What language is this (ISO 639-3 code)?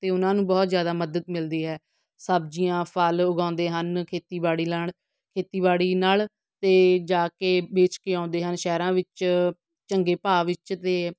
pan